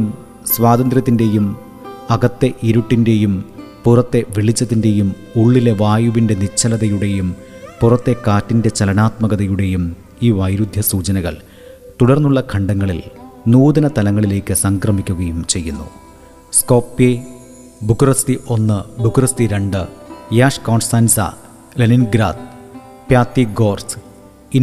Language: Malayalam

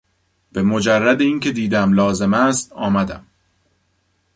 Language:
Persian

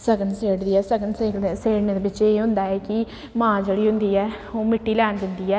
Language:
Dogri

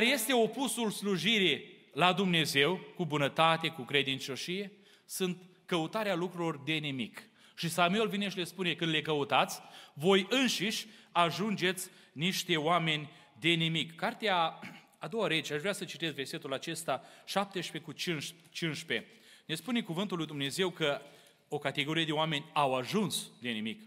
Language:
Romanian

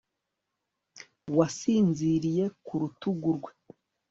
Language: Kinyarwanda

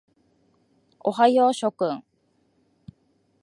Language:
Japanese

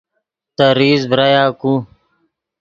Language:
Yidgha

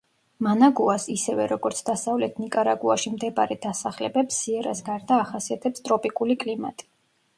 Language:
Georgian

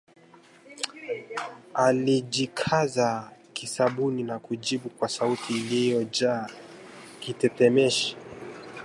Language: Swahili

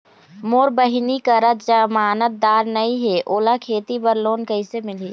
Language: Chhattisgarhi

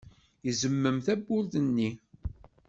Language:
Kabyle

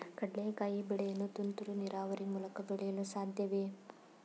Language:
Kannada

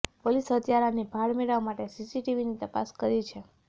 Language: Gujarati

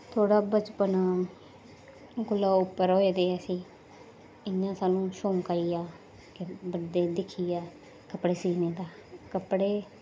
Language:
Dogri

